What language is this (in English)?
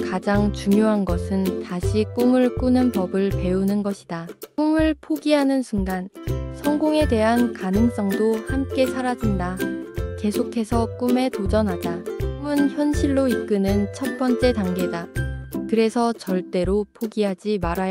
Korean